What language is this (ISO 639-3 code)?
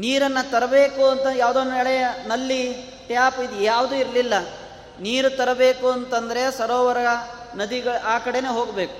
kan